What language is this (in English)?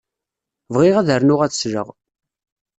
Kabyle